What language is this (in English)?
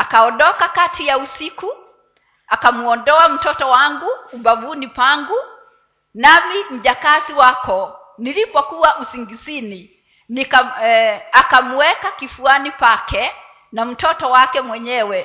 Swahili